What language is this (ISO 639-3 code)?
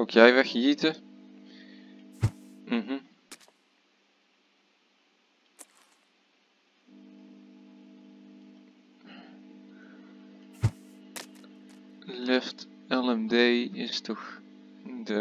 nld